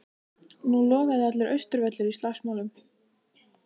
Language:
Icelandic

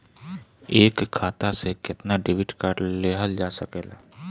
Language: Bhojpuri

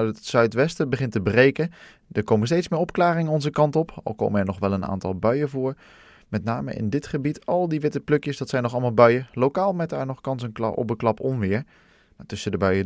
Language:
Dutch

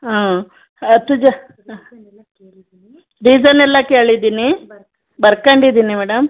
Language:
Kannada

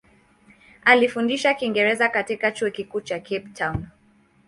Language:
Swahili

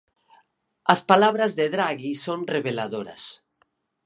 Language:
Galician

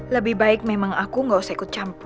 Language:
Indonesian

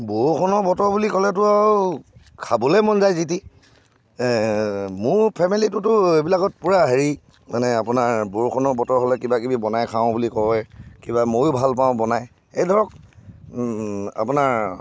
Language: Assamese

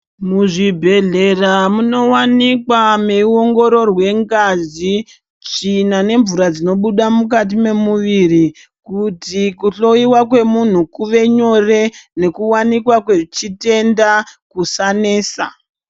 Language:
Ndau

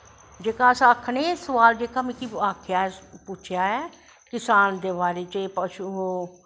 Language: Dogri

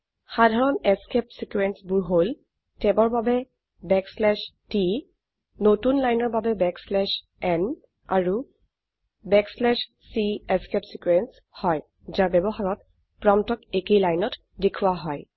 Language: Assamese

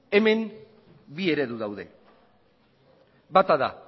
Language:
Basque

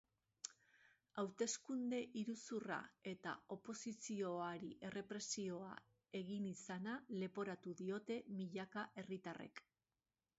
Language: Basque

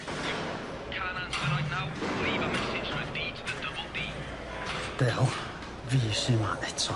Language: Welsh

